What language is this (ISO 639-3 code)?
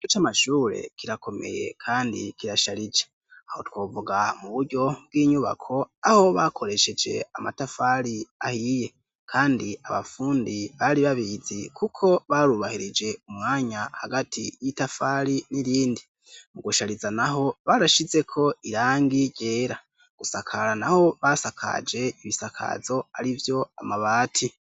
run